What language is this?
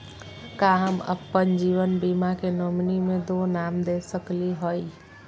Magahi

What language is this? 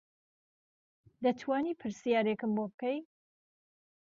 Central Kurdish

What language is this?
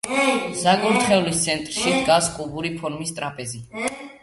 Georgian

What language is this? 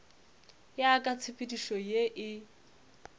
Northern Sotho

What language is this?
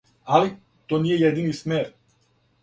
Serbian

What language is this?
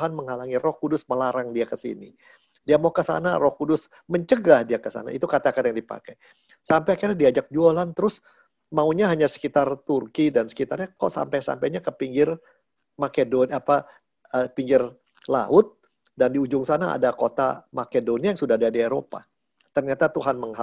Indonesian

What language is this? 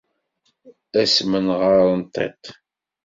Kabyle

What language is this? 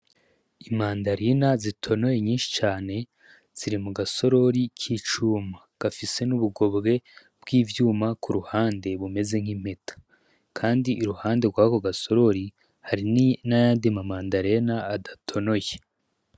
Rundi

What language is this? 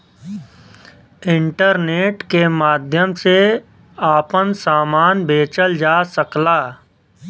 Bhojpuri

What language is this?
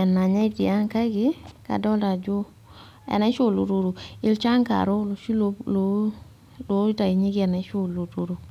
Masai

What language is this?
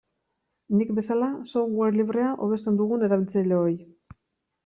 Basque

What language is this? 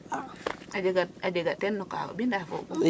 Serer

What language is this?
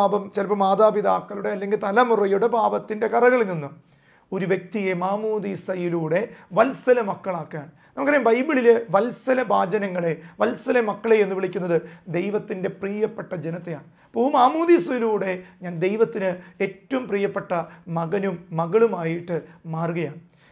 Malayalam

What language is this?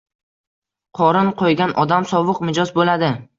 Uzbek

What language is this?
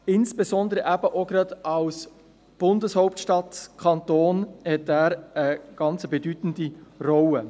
Swiss German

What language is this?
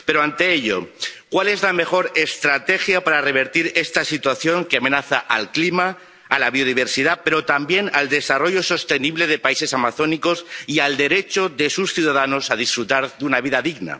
Spanish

